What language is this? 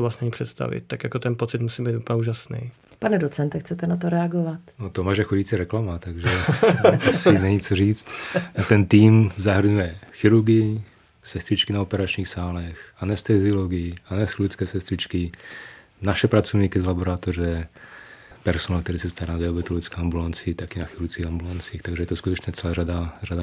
Czech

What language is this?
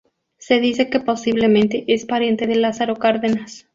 Spanish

